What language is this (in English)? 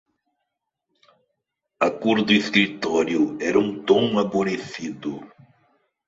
Portuguese